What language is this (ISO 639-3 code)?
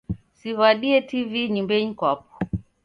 dav